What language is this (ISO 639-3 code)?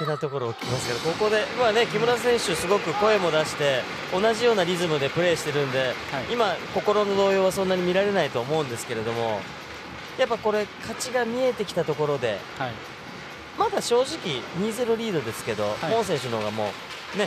jpn